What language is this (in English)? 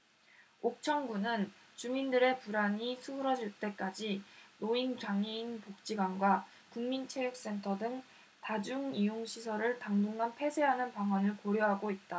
Korean